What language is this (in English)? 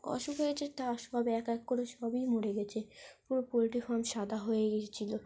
Bangla